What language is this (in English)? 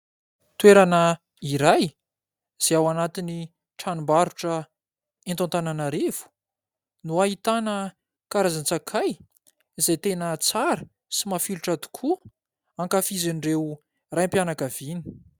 Malagasy